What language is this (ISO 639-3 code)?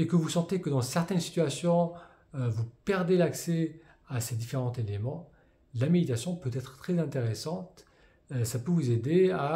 fra